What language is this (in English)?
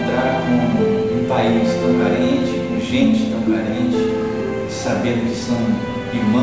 Portuguese